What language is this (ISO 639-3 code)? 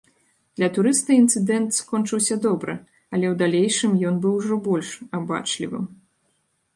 bel